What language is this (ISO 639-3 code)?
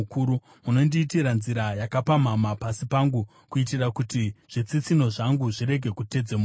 sna